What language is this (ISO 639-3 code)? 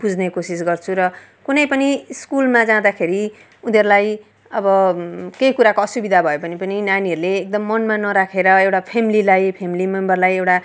nep